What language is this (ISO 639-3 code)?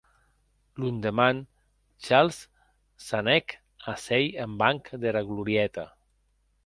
oci